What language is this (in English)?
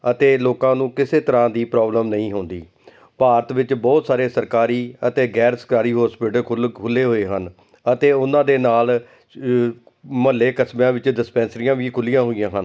Punjabi